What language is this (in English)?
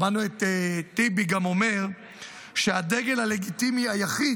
Hebrew